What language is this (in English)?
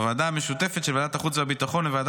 Hebrew